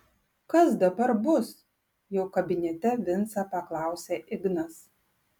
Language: Lithuanian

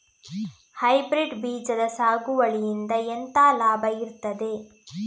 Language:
Kannada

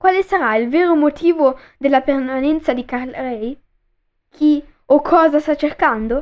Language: Italian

